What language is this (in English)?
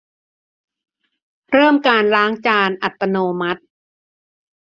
Thai